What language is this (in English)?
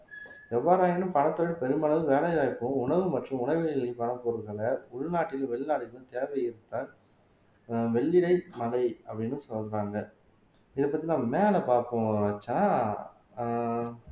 Tamil